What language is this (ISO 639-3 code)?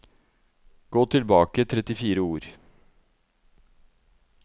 nor